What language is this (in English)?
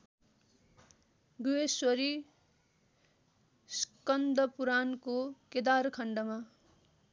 Nepali